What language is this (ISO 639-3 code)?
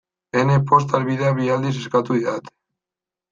eus